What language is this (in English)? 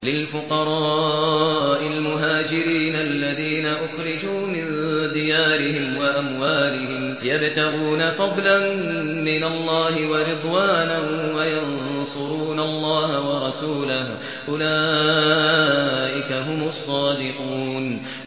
Arabic